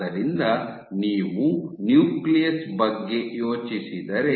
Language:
Kannada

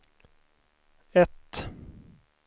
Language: Swedish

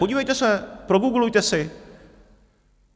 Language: Czech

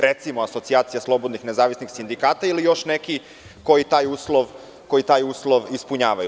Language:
Serbian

